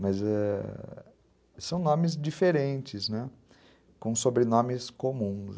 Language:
Portuguese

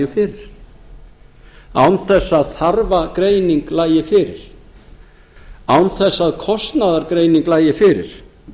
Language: Icelandic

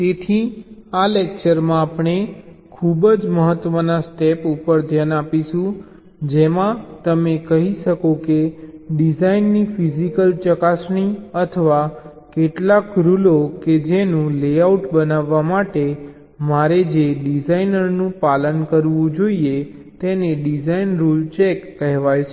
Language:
Gujarati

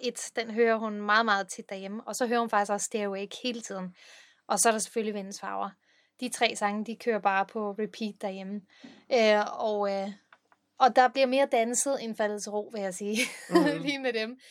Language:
Danish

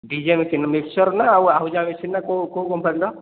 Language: Odia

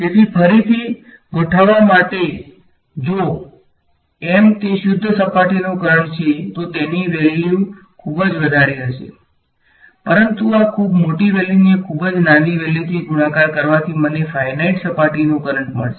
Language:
Gujarati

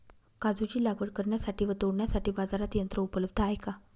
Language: Marathi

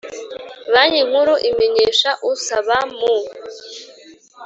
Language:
Kinyarwanda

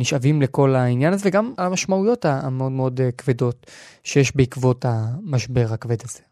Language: Hebrew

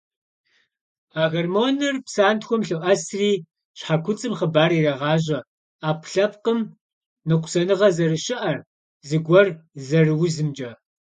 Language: Kabardian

